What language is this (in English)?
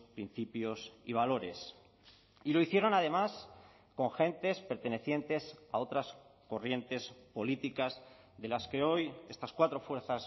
Spanish